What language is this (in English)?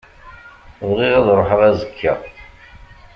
Kabyle